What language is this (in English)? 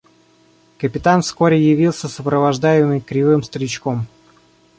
Russian